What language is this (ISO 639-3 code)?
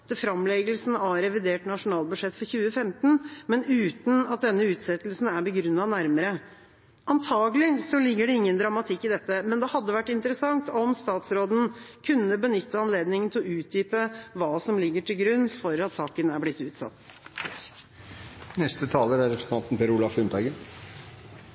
nob